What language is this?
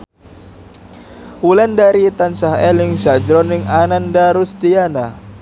Javanese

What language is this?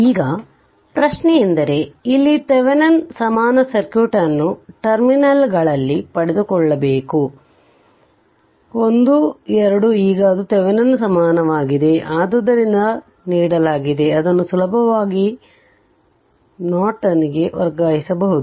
Kannada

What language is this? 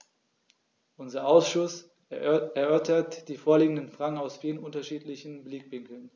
German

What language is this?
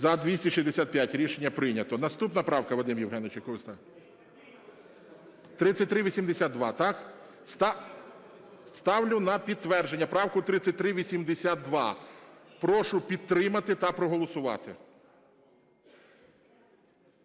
Ukrainian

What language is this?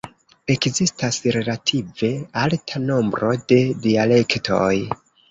Esperanto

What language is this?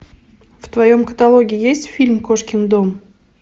Russian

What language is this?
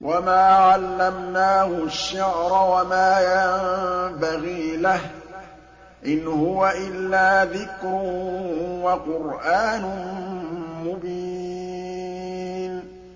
Arabic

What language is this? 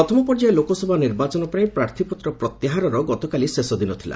Odia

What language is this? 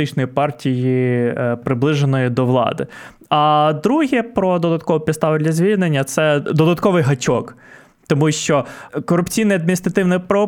Ukrainian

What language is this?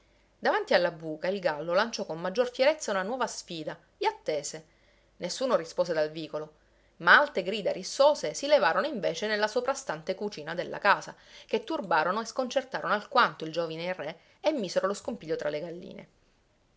Italian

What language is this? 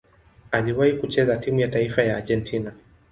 Swahili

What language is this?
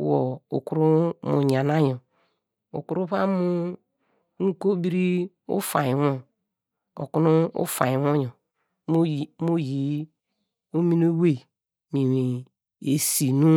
Degema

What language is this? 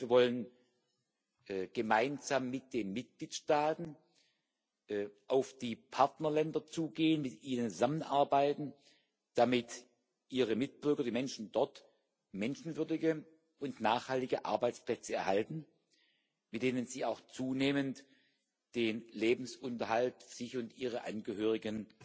German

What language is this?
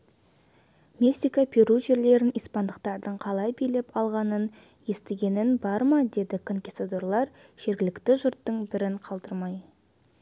Kazakh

